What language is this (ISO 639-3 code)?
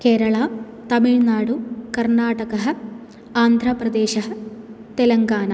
san